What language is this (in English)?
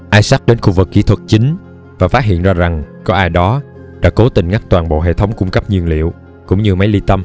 Vietnamese